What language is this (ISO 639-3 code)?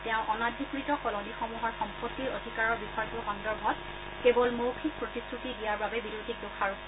asm